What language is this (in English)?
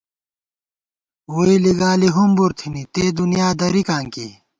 Gawar-Bati